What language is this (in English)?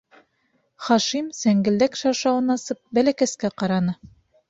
Bashkir